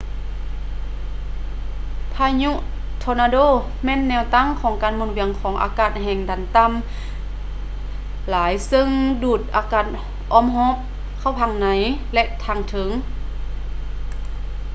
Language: Lao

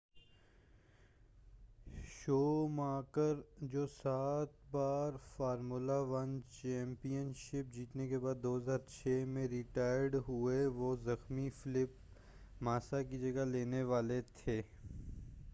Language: Urdu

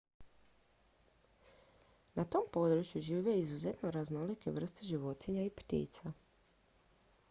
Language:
Croatian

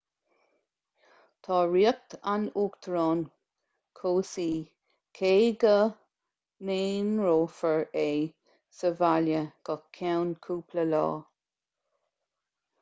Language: Irish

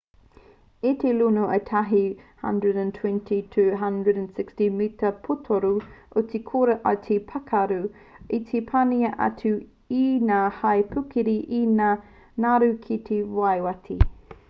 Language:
Māori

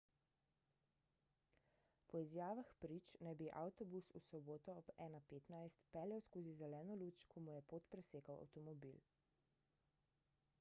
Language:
Slovenian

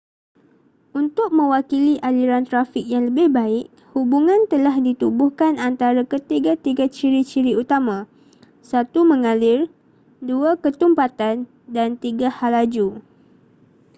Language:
Malay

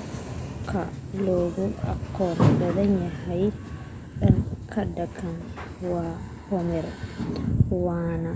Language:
Somali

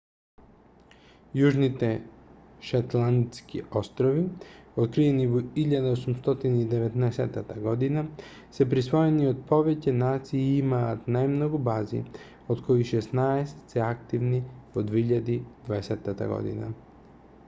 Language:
Macedonian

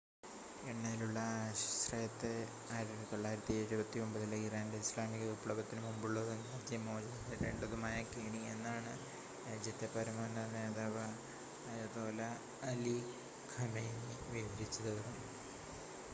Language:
Malayalam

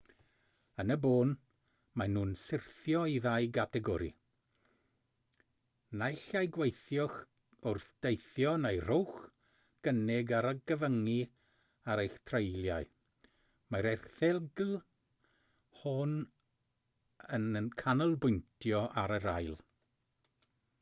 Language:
Welsh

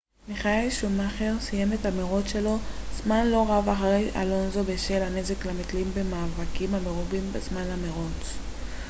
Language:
Hebrew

